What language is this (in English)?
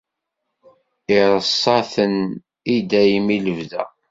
Kabyle